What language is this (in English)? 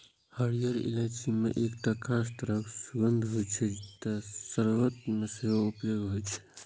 Maithili